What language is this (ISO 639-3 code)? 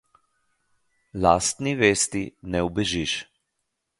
slv